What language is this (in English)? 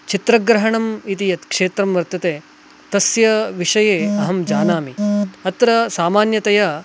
Sanskrit